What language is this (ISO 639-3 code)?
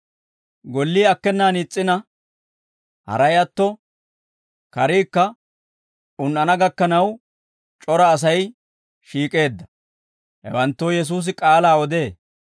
dwr